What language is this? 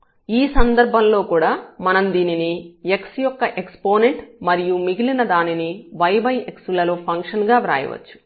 Telugu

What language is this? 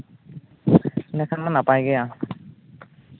Santali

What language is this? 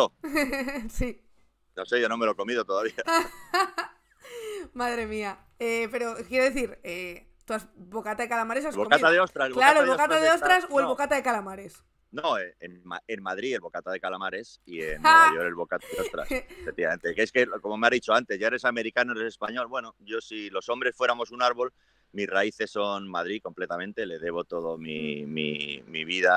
Spanish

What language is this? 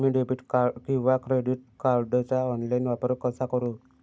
Marathi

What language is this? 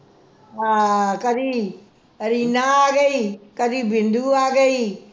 Punjabi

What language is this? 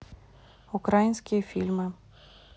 Russian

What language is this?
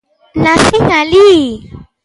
Galician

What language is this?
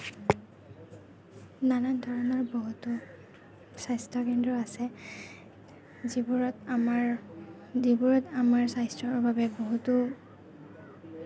Assamese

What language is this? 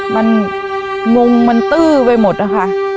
Thai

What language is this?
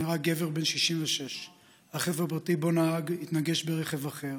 Hebrew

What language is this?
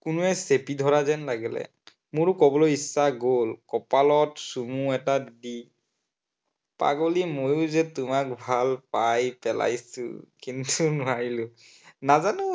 Assamese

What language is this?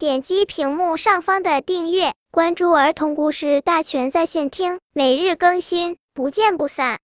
Chinese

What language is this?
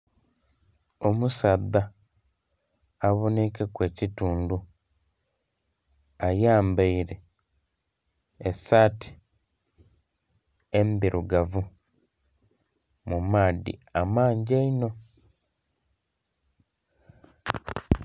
Soga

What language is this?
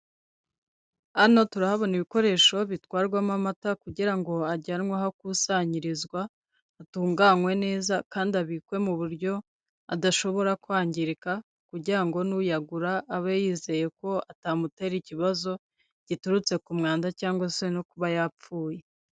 Kinyarwanda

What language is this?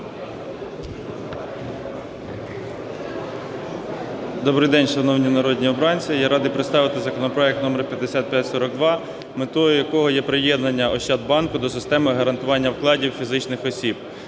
Ukrainian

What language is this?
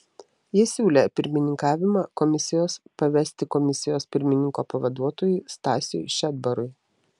Lithuanian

